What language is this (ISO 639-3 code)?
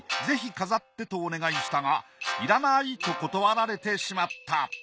jpn